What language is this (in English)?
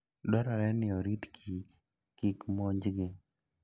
Luo (Kenya and Tanzania)